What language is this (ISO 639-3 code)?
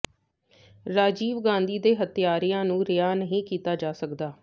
pan